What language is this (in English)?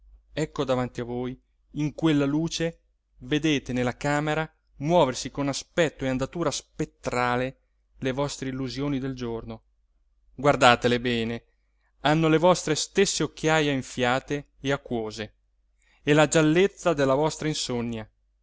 Italian